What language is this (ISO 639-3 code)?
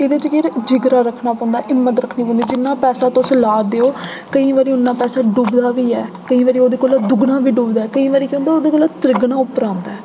doi